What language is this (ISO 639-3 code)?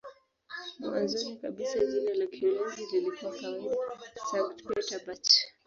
swa